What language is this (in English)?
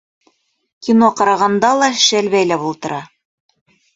Bashkir